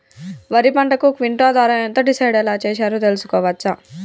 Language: Telugu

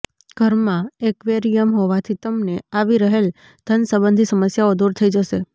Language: Gujarati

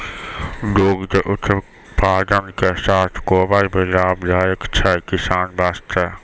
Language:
Maithili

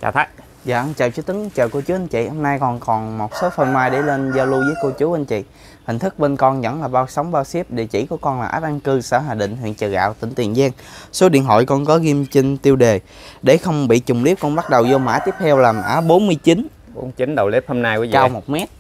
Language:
Vietnamese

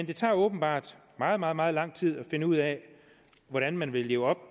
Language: Danish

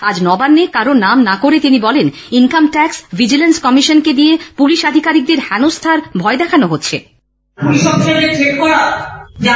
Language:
Bangla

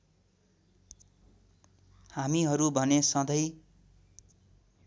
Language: Nepali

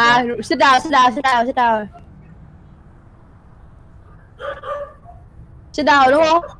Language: Vietnamese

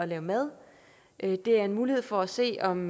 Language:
Danish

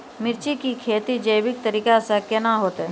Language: Maithili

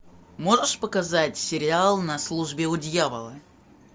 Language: Russian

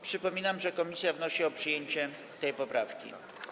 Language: Polish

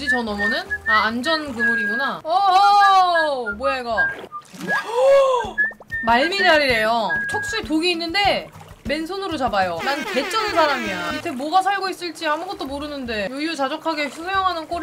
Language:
Korean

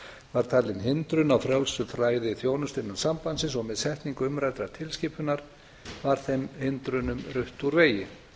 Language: Icelandic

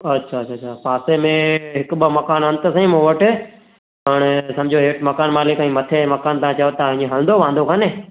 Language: Sindhi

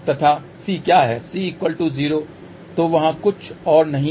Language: Hindi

